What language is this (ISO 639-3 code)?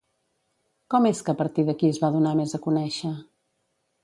cat